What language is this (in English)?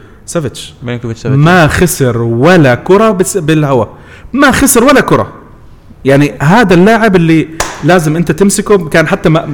Arabic